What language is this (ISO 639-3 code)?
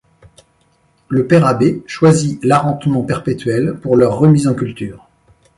fra